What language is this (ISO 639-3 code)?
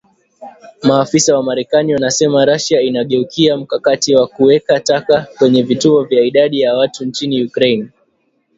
swa